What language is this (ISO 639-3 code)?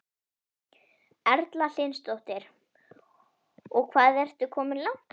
isl